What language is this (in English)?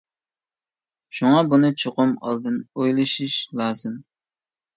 Uyghur